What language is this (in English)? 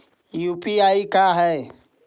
Magahi